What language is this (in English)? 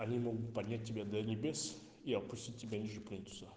Russian